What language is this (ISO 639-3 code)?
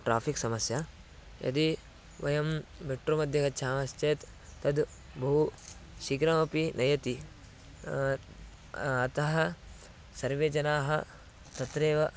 san